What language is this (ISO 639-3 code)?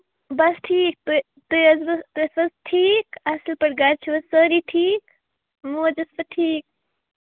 kas